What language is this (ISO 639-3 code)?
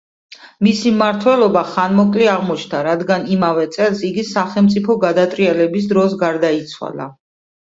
kat